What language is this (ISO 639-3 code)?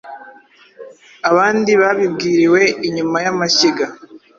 kin